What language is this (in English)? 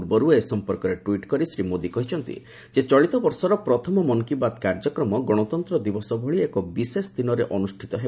Odia